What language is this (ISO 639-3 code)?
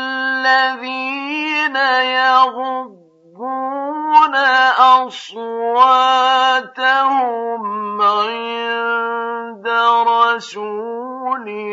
ara